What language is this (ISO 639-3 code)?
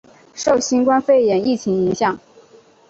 zho